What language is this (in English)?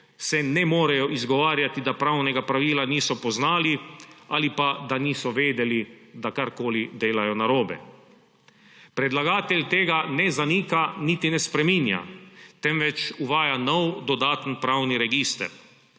Slovenian